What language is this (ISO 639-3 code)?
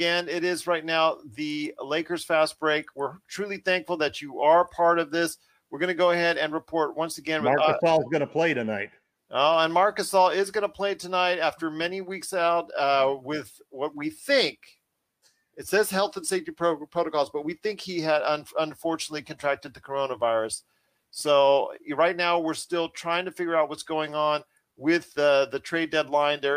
eng